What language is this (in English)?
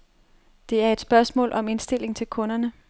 Danish